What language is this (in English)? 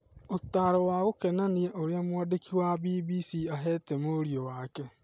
Kikuyu